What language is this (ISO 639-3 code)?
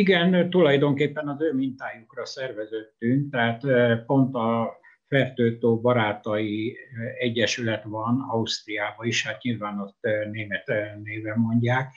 hun